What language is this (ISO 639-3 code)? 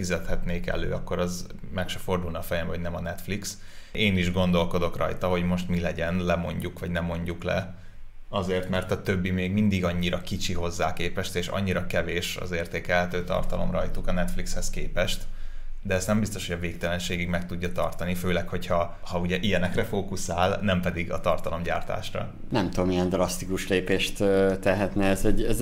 hun